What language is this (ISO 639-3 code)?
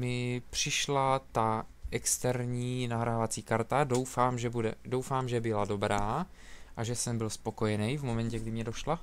ces